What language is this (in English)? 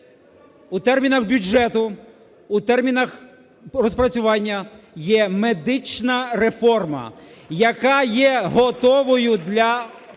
Ukrainian